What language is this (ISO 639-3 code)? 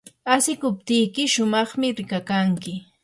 qur